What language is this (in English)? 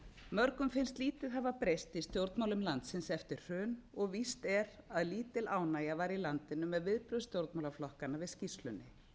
Icelandic